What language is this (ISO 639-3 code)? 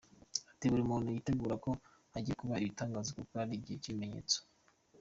kin